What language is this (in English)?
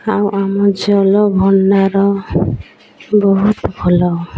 Odia